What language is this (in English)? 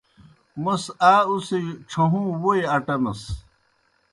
Kohistani Shina